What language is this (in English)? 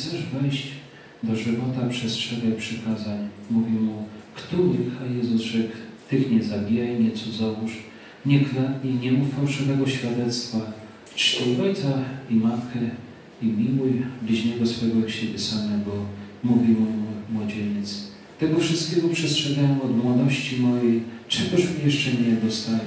Polish